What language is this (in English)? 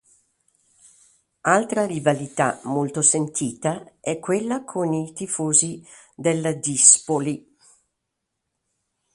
Italian